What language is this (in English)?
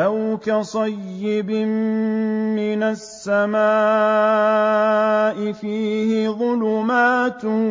Arabic